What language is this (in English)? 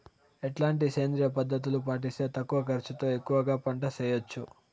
Telugu